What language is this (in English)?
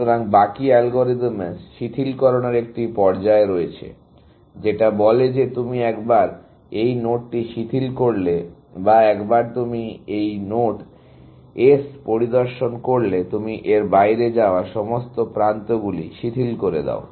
Bangla